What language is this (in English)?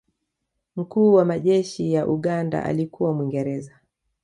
Swahili